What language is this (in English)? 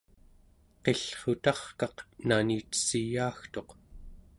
Central Yupik